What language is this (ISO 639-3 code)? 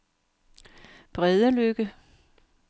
dan